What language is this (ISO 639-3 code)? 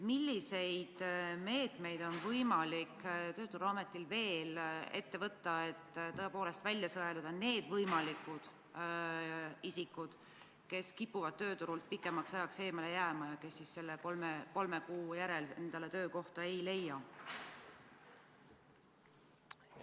est